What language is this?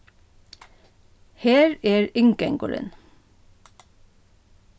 Faroese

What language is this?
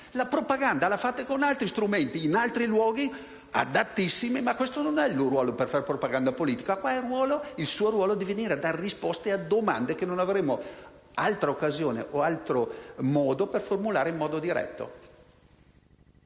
Italian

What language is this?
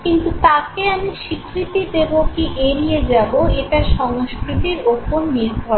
Bangla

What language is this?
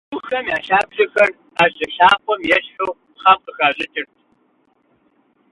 Kabardian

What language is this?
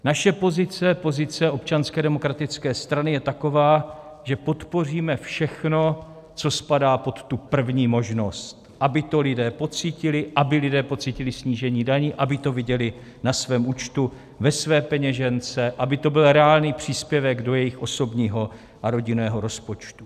Czech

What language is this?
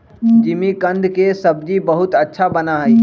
Magahi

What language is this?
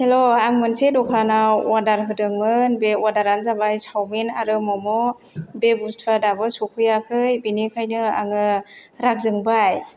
Bodo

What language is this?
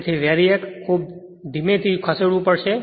Gujarati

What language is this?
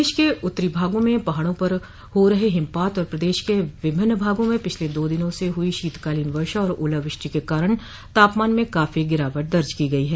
Hindi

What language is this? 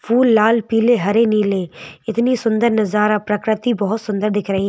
Hindi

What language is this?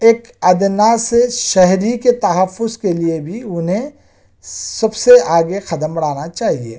Urdu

